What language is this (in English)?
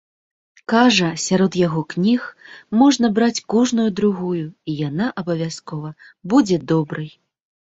Belarusian